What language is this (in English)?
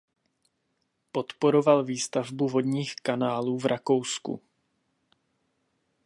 Czech